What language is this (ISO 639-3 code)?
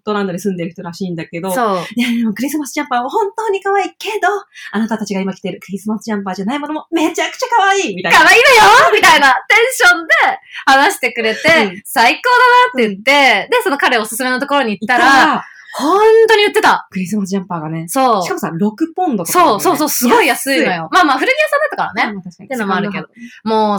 jpn